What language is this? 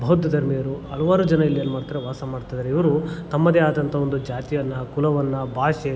Kannada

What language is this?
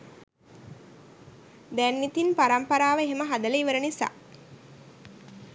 Sinhala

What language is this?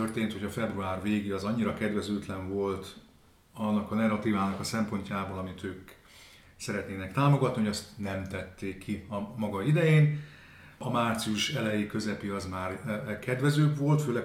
Hungarian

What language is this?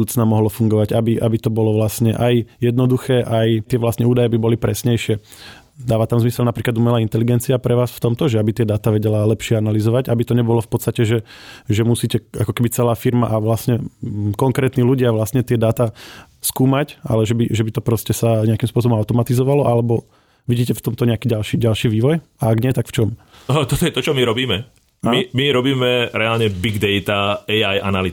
Slovak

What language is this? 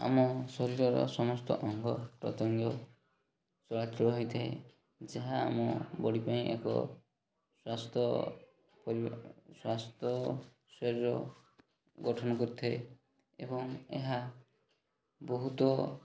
Odia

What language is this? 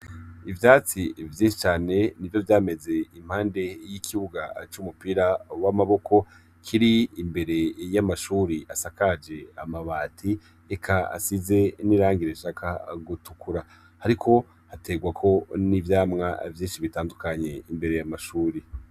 Rundi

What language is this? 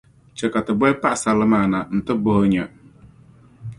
Dagbani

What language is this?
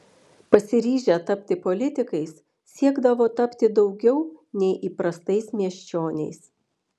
Lithuanian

